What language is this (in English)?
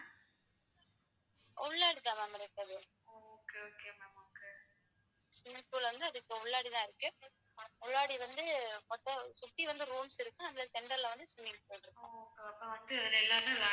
Tamil